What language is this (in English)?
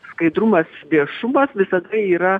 Lithuanian